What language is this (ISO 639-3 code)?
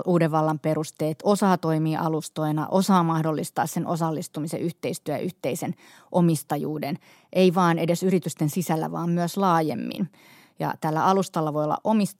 fin